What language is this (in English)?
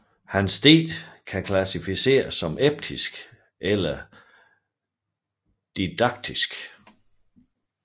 Danish